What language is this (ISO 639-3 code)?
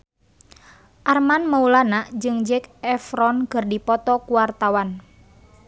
sun